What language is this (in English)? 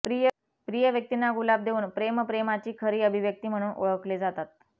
Marathi